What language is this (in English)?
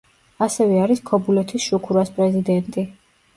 Georgian